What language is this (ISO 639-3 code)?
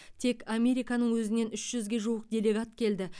kaz